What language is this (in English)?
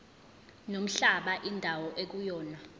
Zulu